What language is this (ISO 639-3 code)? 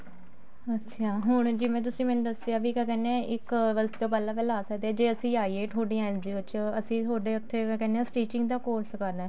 pan